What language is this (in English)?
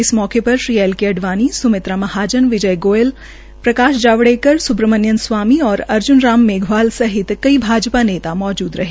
Hindi